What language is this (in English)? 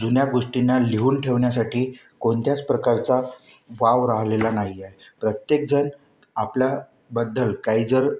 Marathi